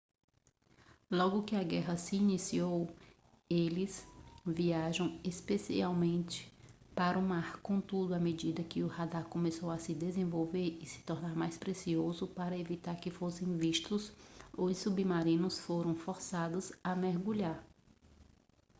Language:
Portuguese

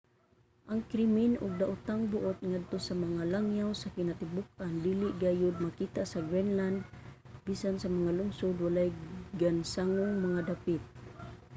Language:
Cebuano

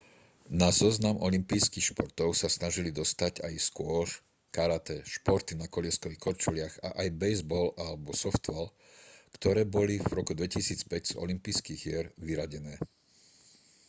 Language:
Slovak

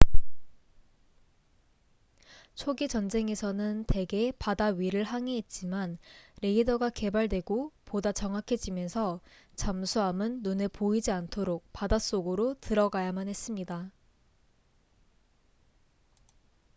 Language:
Korean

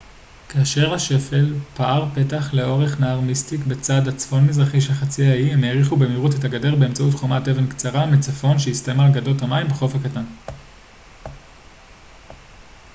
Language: Hebrew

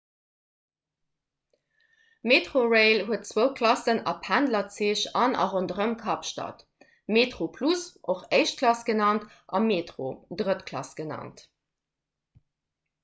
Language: Luxembourgish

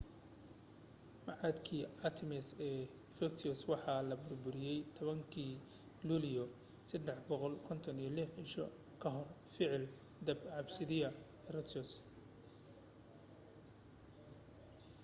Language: Somali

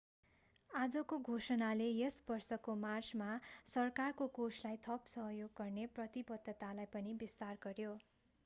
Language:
Nepali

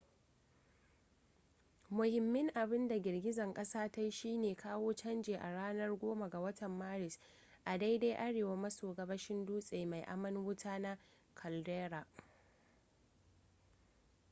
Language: Hausa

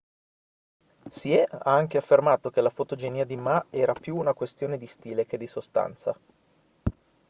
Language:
Italian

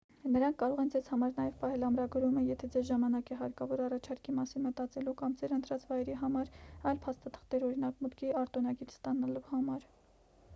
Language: Armenian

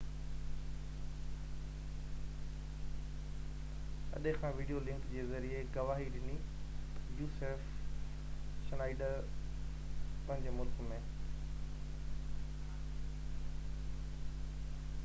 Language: Sindhi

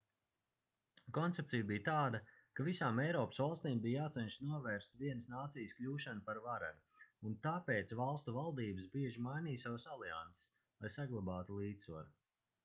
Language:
Latvian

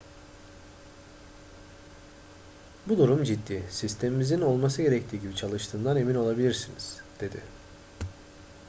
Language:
Turkish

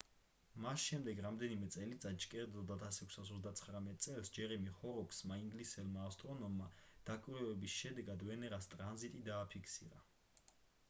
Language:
Georgian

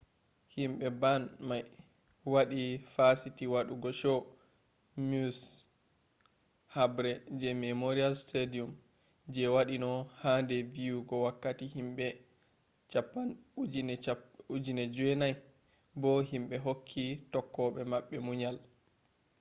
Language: Fula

